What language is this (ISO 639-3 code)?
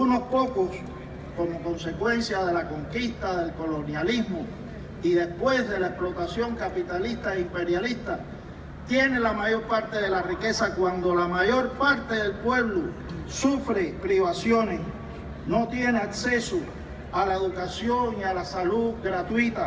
spa